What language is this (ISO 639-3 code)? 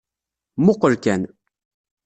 kab